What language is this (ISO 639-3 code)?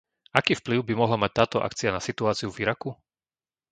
slk